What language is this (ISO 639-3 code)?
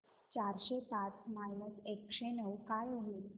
mar